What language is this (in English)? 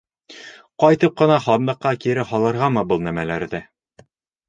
Bashkir